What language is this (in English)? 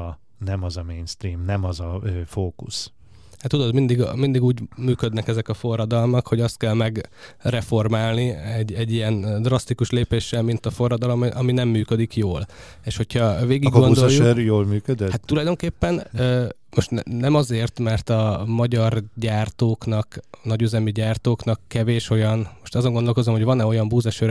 Hungarian